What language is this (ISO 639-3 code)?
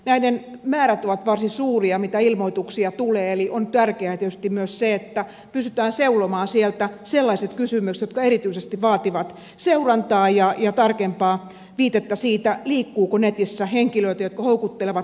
fin